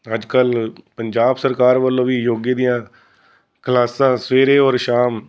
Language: Punjabi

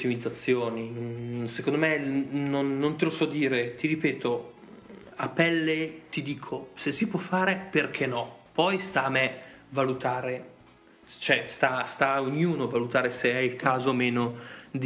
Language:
Italian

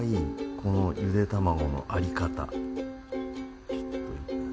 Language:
Japanese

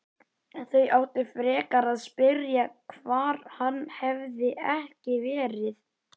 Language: Icelandic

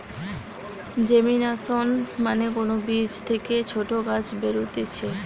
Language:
Bangla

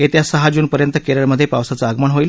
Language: Marathi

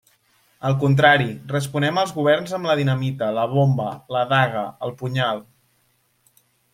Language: Catalan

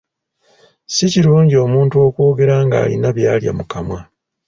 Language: Ganda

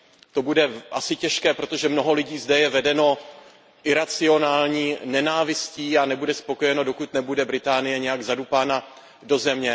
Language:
Czech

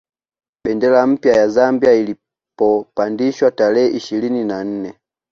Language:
Swahili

